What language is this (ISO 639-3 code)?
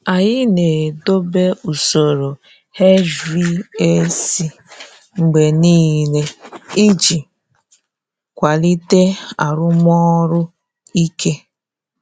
ibo